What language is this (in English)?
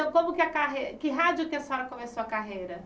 Portuguese